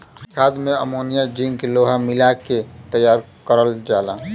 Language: Bhojpuri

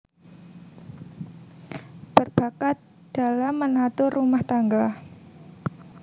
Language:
Javanese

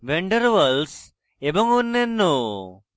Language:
Bangla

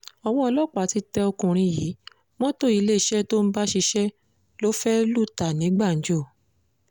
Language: Yoruba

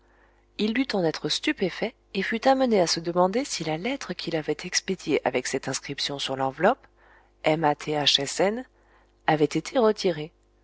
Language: French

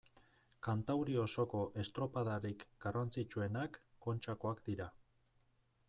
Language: Basque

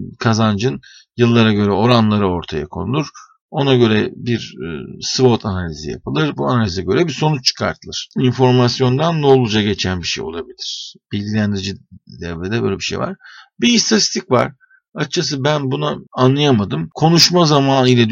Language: Turkish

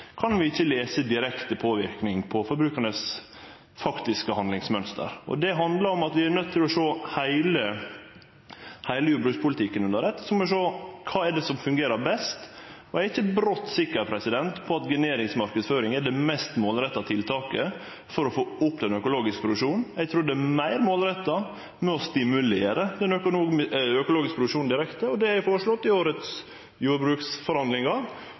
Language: Norwegian Nynorsk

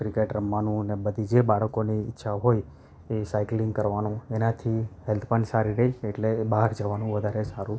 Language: Gujarati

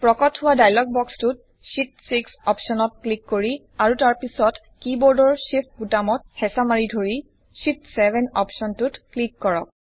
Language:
Assamese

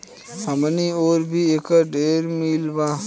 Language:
Bhojpuri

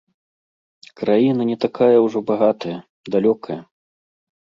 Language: Belarusian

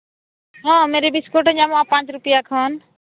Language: Santali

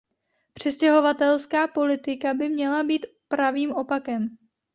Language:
Czech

